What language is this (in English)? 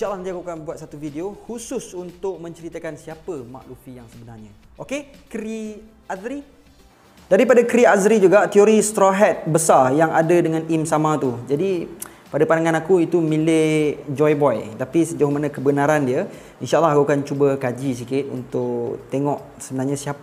Malay